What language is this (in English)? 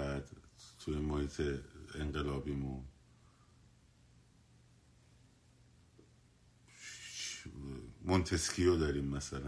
Persian